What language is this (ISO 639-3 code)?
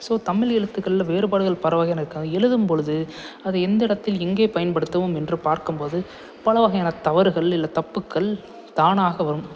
tam